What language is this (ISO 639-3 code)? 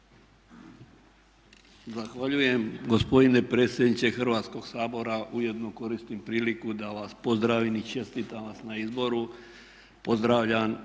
hrv